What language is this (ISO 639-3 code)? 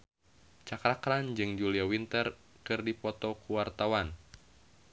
sun